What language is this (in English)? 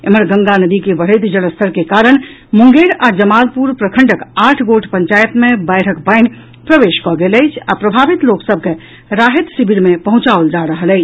Maithili